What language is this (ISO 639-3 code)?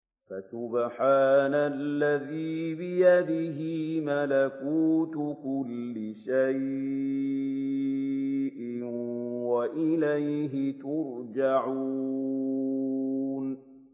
ara